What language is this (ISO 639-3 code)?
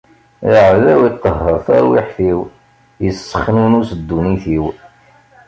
kab